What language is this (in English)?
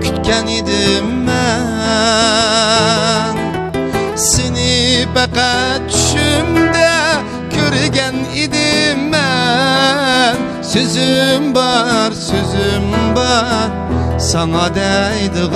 Turkish